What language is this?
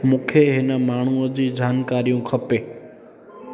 Sindhi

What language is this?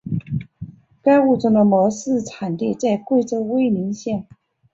Chinese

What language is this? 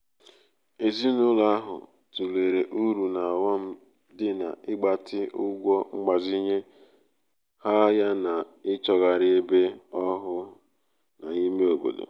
Igbo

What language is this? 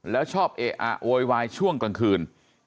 Thai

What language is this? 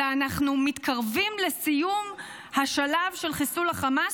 Hebrew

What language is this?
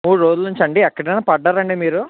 Telugu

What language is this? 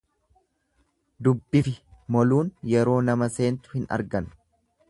Oromo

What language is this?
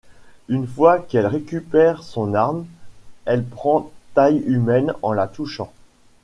French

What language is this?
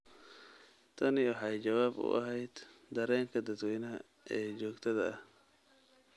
Somali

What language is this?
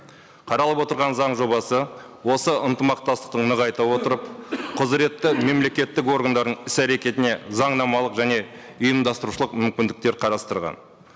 Kazakh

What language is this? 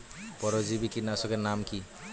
Bangla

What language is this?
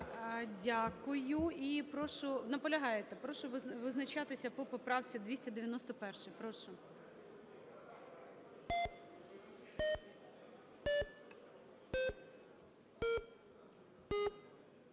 Ukrainian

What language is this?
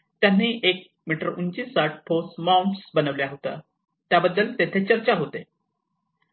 Marathi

